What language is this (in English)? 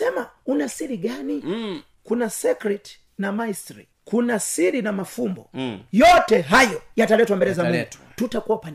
Swahili